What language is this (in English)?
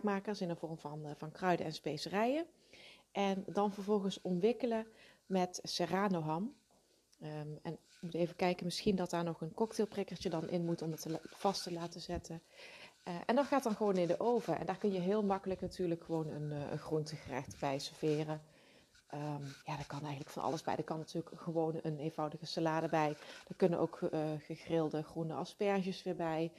Dutch